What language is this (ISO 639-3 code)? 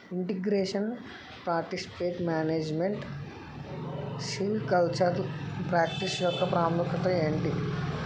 tel